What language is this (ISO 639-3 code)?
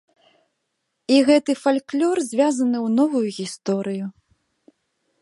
bel